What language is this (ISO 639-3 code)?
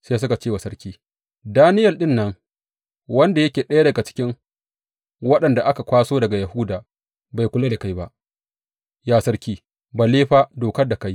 hau